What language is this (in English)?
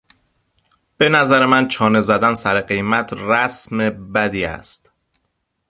Persian